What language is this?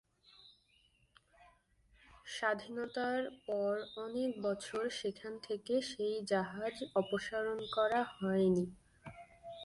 Bangla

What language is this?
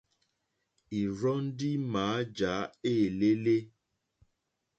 Mokpwe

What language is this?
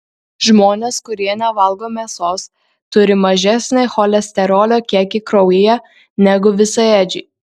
Lithuanian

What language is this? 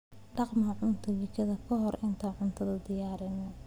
Somali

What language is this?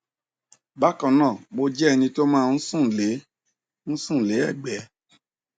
Yoruba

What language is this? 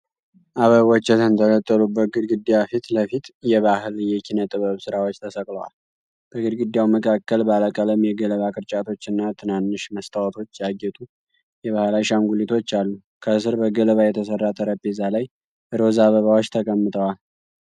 Amharic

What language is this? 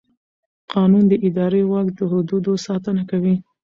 Pashto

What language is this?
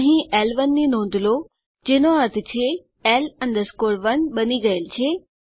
Gujarati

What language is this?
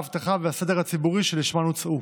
Hebrew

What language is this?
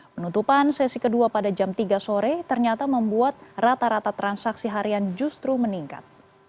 Indonesian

